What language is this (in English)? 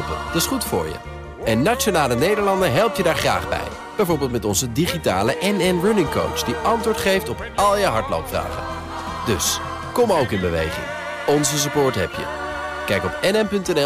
Dutch